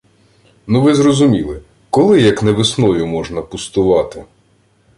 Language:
Ukrainian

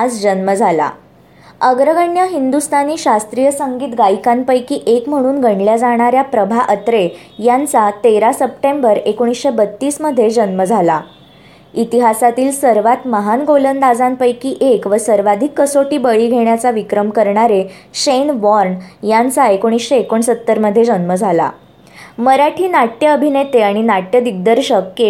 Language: Marathi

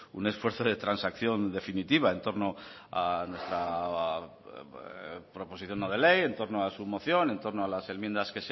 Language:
Spanish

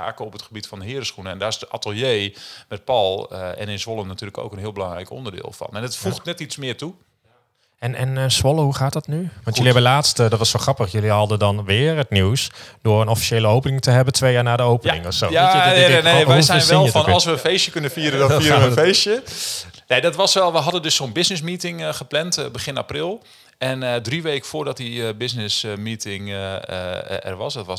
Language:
Dutch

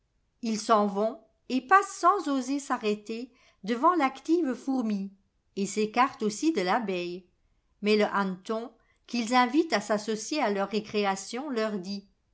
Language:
French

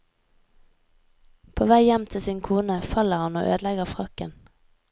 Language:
Norwegian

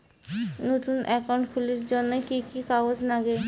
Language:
Bangla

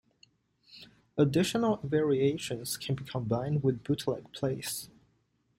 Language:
English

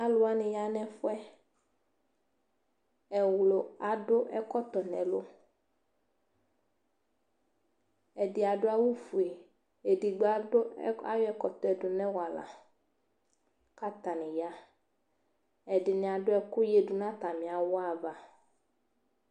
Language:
Ikposo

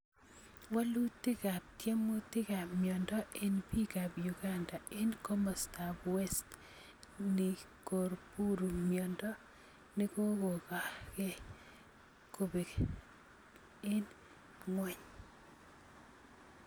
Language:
Kalenjin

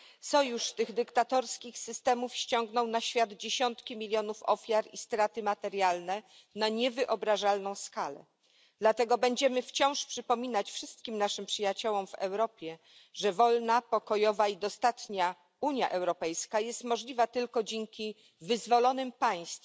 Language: Polish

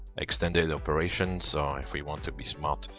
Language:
English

